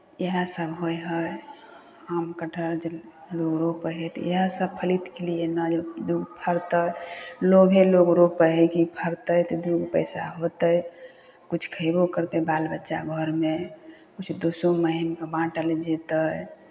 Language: Maithili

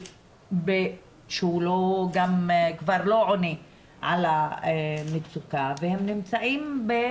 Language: Hebrew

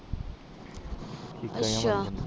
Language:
Punjabi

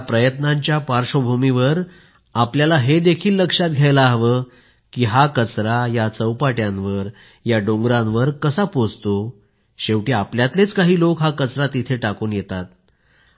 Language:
Marathi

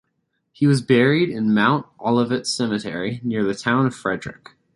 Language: English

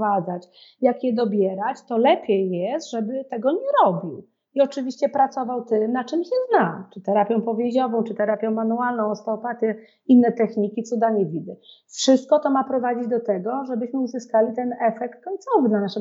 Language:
Polish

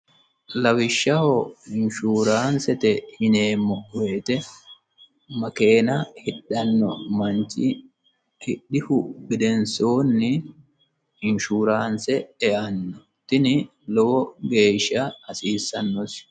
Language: Sidamo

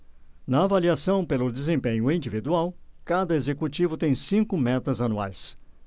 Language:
Portuguese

